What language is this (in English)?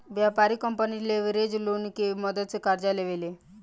Bhojpuri